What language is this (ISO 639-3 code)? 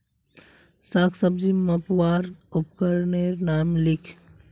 mag